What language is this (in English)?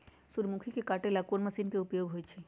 Magahi